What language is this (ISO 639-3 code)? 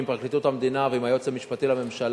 heb